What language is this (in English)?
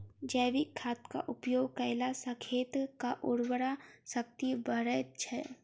Maithili